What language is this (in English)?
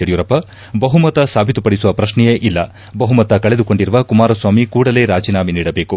Kannada